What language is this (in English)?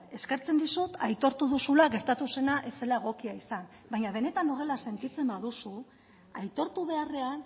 Basque